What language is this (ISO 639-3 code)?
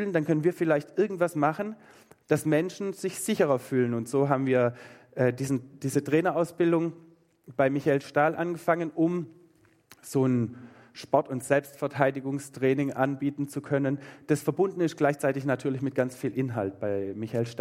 deu